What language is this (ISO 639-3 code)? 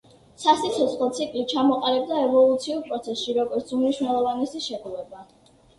kat